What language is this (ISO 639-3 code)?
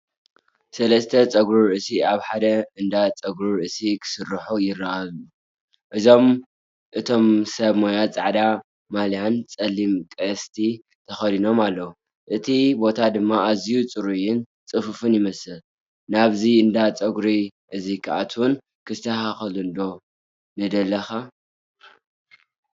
tir